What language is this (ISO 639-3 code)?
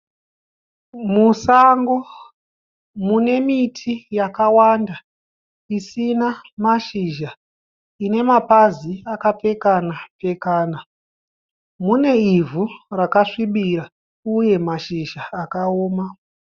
sna